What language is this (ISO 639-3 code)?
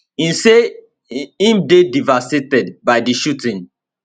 pcm